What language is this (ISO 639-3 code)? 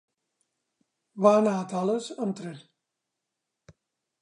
cat